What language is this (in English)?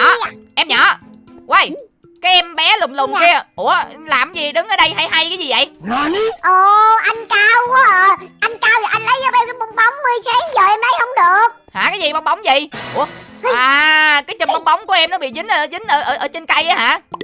Vietnamese